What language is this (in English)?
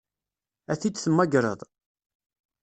Kabyle